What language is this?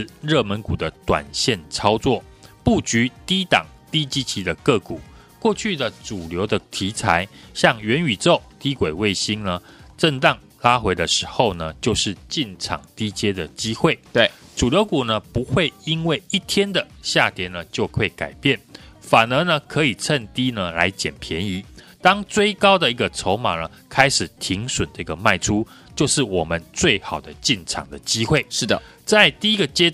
Chinese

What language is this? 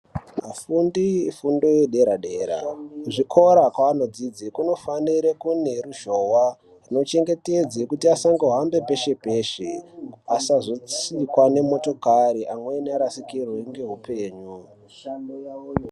Ndau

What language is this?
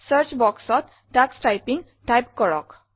Assamese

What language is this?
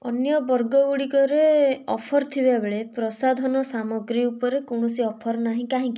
Odia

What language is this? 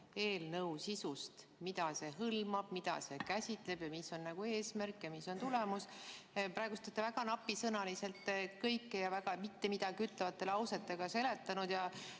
Estonian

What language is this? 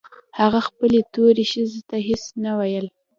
Pashto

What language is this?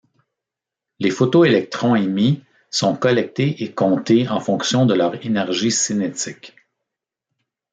French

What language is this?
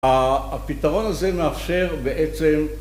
Hebrew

